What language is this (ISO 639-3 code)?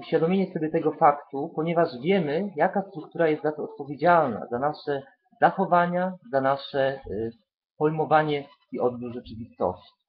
pol